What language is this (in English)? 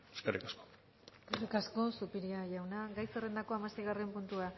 Basque